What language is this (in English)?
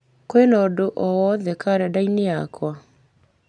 Kikuyu